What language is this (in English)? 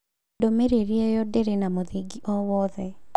Kikuyu